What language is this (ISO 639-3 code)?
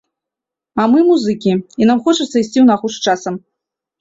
bel